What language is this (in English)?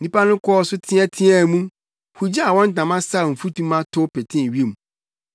Akan